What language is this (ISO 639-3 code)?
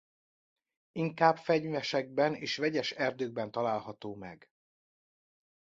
hun